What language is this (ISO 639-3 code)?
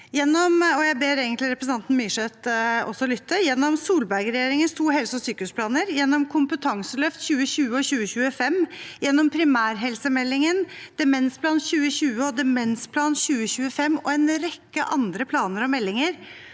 nor